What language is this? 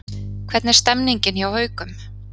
Icelandic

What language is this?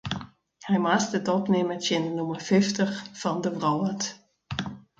Western Frisian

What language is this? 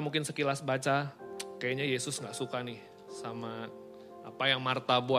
Indonesian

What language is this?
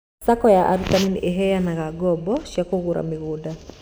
Kikuyu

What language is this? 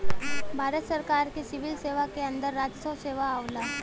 Bhojpuri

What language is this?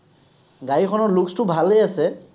Assamese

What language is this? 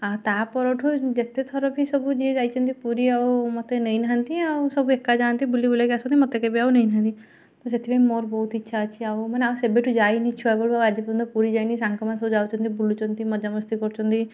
Odia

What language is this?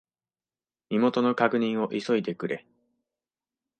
Japanese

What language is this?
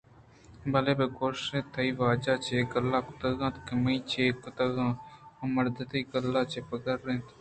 Eastern Balochi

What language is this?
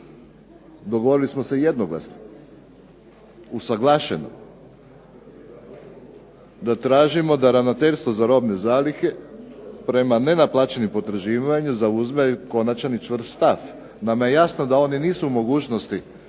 Croatian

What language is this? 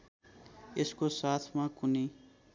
Nepali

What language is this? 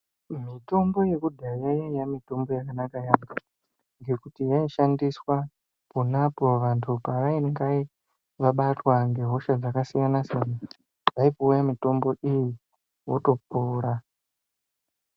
Ndau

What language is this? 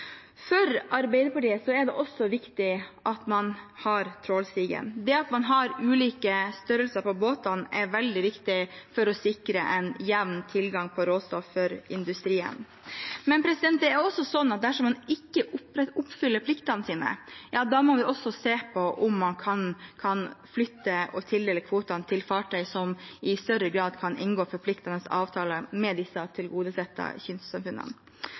Norwegian Bokmål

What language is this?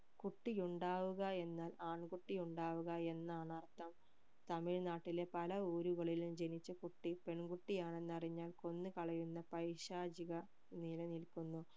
Malayalam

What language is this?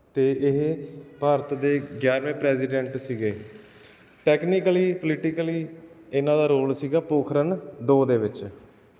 Punjabi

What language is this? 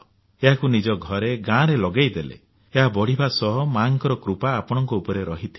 Odia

